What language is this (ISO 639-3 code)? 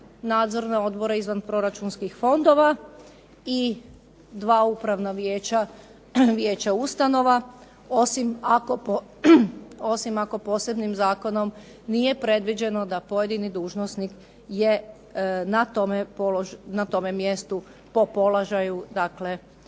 hrv